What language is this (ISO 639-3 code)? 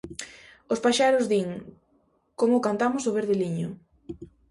glg